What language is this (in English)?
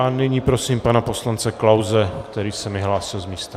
Czech